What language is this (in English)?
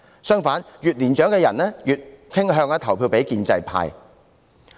Cantonese